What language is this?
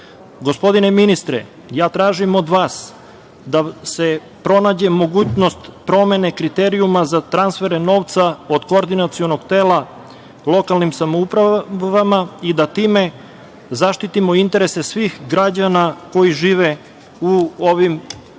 Serbian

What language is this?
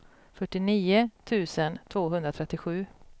Swedish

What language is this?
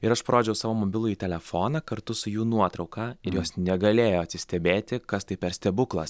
Lithuanian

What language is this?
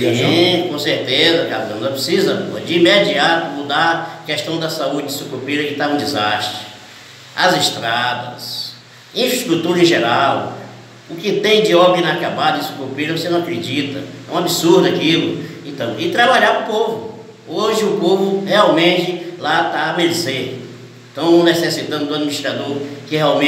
Portuguese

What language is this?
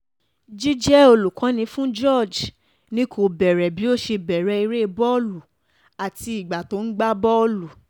Yoruba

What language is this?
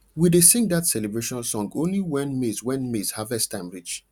Nigerian Pidgin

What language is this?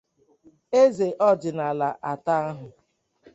Igbo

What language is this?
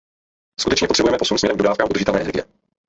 Czech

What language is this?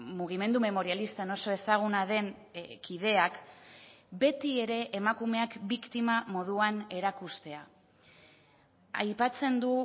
Basque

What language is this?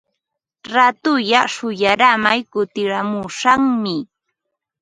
Ambo-Pasco Quechua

